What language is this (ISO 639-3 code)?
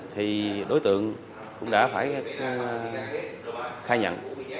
vie